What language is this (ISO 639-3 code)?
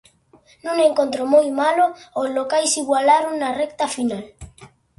glg